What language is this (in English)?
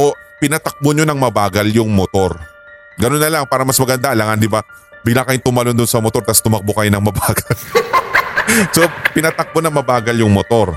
Filipino